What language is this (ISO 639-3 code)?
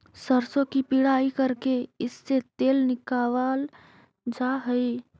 mag